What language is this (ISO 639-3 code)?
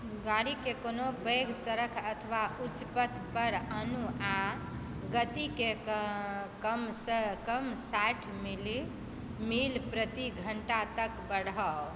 mai